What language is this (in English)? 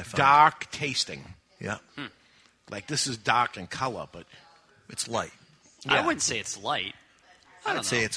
English